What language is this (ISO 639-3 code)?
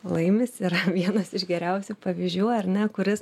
lit